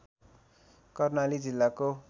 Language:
Nepali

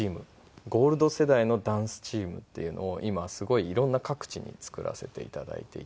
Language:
Japanese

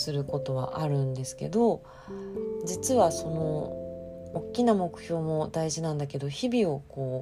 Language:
Japanese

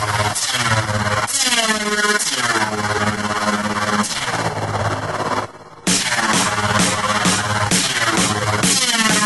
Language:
Polish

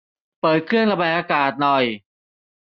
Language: Thai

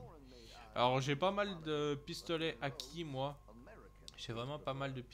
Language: French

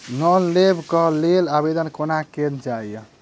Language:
Maithili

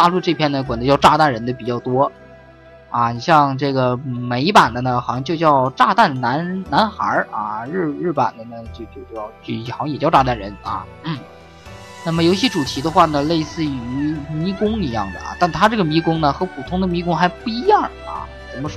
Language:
Chinese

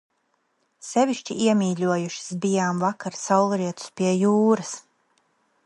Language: Latvian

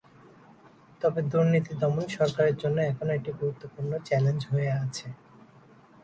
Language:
Bangla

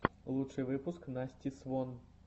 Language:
Russian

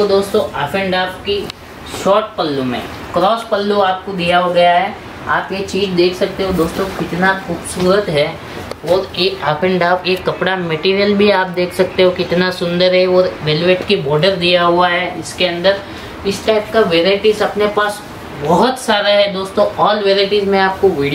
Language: Hindi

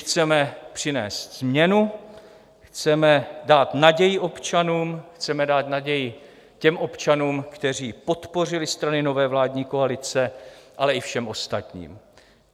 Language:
Czech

